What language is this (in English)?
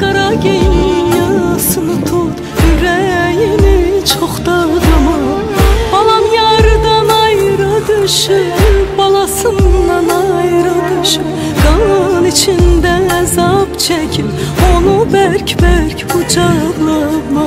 Turkish